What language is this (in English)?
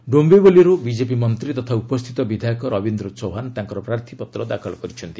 Odia